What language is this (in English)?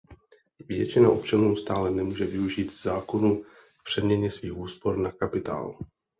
Czech